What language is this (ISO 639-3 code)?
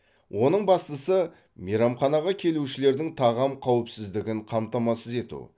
kaz